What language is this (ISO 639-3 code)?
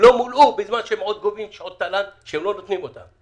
heb